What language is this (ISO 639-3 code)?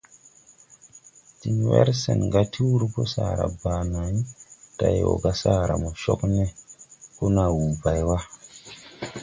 tui